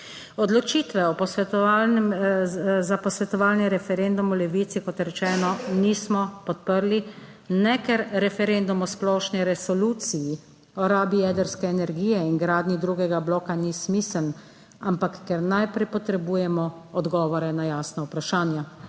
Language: Slovenian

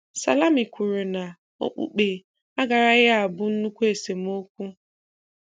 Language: Igbo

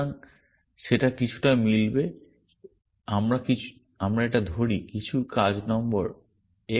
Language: Bangla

